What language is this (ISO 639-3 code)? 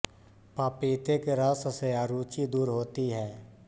hin